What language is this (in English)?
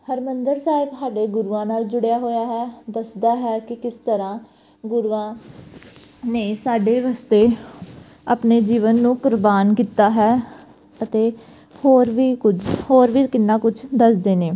Punjabi